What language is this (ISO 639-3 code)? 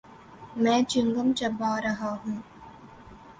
urd